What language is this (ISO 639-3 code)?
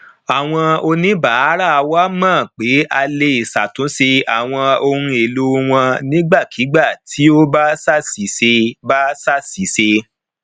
yor